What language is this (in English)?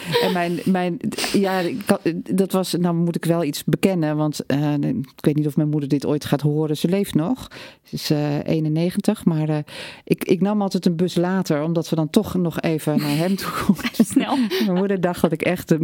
Dutch